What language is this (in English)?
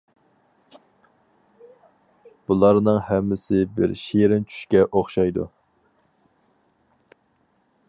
Uyghur